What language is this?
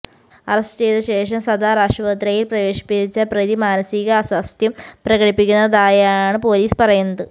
Malayalam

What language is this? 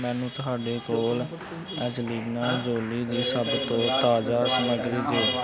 Punjabi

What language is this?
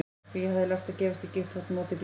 Icelandic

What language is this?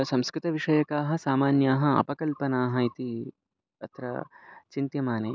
Sanskrit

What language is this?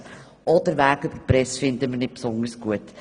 Swiss German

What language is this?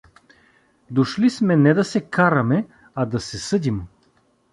Bulgarian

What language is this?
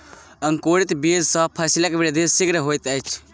Maithili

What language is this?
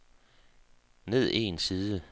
Danish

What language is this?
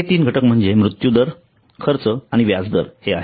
Marathi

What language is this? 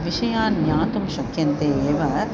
Sanskrit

